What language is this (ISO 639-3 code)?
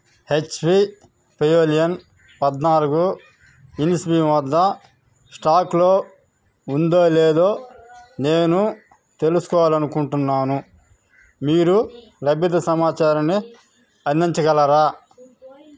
tel